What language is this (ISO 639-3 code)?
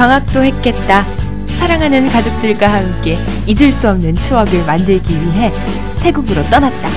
kor